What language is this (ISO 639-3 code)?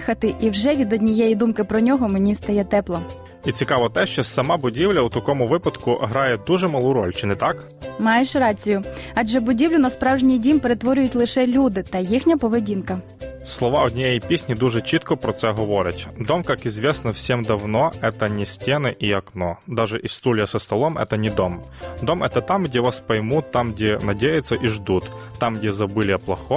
ukr